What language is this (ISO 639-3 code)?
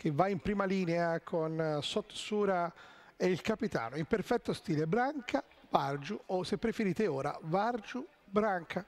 ita